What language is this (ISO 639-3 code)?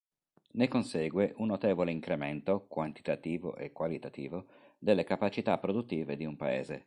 ita